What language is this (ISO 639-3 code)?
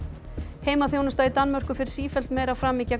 isl